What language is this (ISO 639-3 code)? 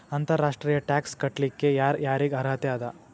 kan